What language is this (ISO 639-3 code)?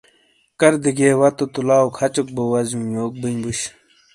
scl